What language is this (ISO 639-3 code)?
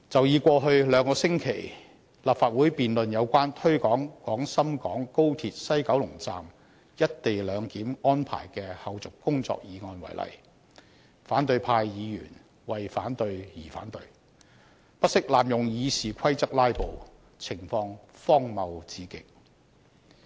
yue